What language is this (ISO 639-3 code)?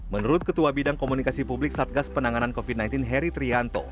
ind